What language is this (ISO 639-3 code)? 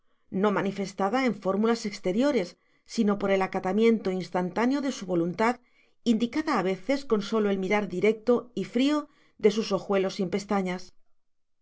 spa